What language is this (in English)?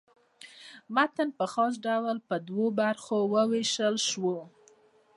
Pashto